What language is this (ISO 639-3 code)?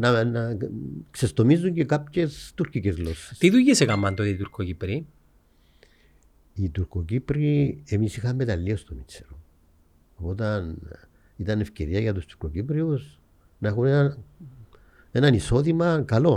ell